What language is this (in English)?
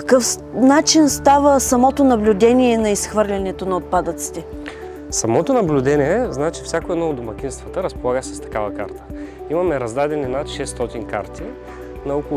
Bulgarian